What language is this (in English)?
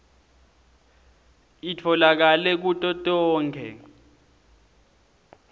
Swati